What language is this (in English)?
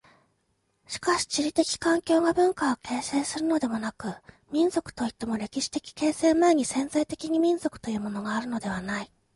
Japanese